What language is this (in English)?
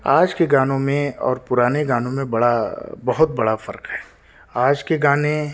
Urdu